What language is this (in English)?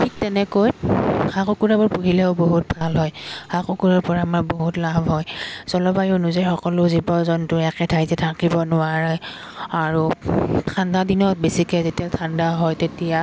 Assamese